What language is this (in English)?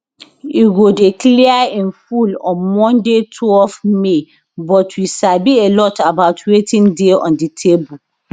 Nigerian Pidgin